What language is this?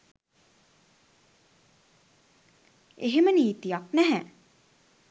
Sinhala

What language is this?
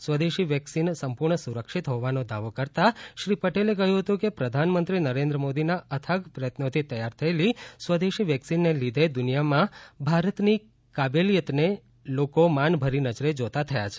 Gujarati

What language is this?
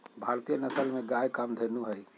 Magahi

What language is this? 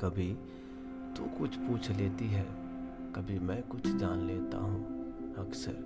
Hindi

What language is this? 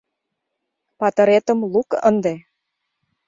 Mari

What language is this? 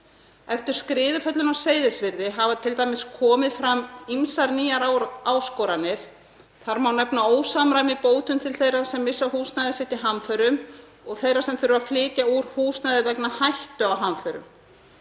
Icelandic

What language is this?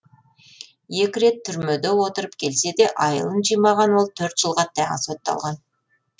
Kazakh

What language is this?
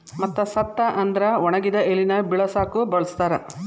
Kannada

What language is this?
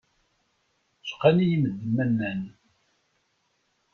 Kabyle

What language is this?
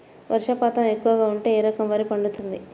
Telugu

